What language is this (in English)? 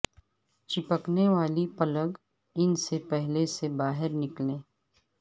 Urdu